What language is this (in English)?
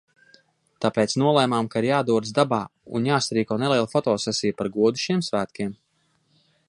Latvian